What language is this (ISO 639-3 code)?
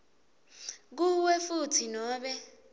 ssw